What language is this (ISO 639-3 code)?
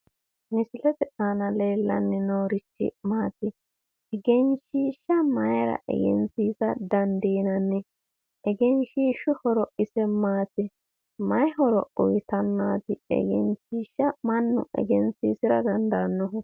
sid